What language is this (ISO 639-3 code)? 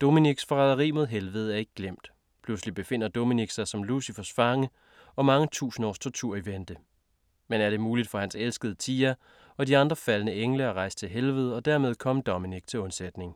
dan